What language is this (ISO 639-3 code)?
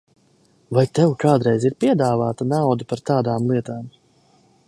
lav